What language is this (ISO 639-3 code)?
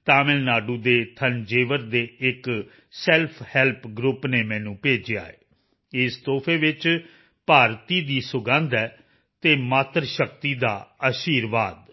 pan